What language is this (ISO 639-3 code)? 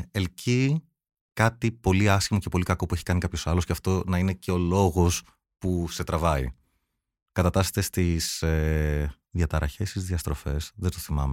ell